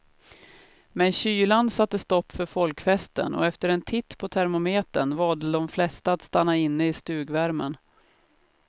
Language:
Swedish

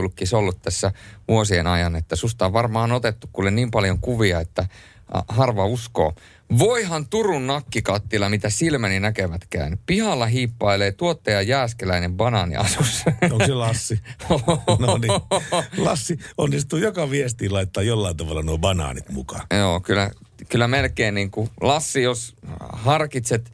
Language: Finnish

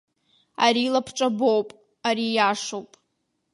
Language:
Abkhazian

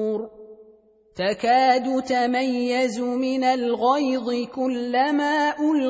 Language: Arabic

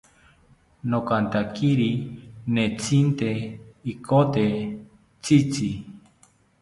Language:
South Ucayali Ashéninka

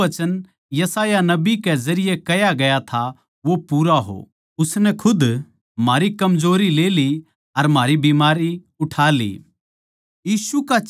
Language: Haryanvi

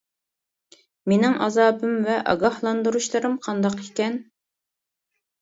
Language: Uyghur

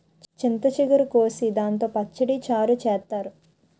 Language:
Telugu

